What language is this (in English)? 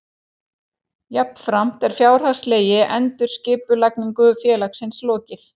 Icelandic